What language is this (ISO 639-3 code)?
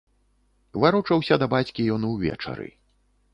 bel